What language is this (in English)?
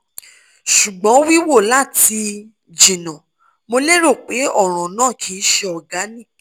Yoruba